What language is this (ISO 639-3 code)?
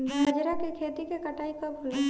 bho